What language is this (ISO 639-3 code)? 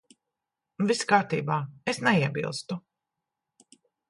lav